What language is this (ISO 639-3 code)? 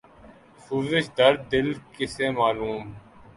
urd